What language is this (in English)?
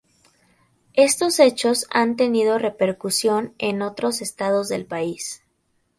Spanish